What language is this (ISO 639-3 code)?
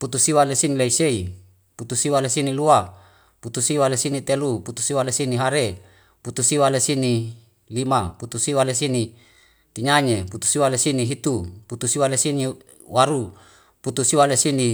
weo